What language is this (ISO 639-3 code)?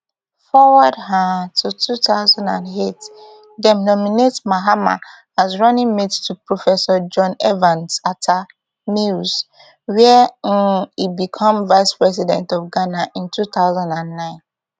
pcm